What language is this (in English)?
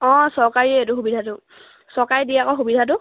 Assamese